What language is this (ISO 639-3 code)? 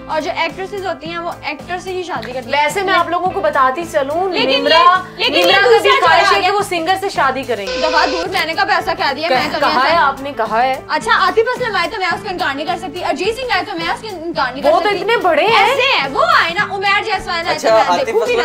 hin